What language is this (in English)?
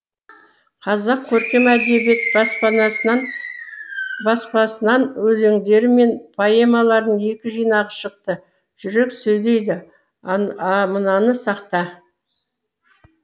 Kazakh